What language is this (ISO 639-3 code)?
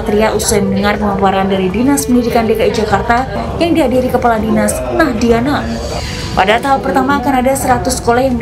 ind